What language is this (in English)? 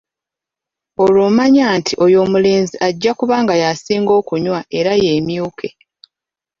Ganda